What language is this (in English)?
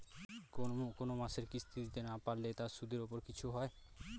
Bangla